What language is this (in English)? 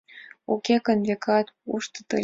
Mari